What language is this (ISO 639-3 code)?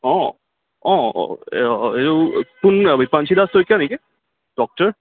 asm